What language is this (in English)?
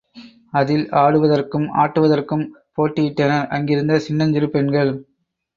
Tamil